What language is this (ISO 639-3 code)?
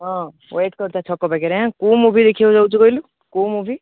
ori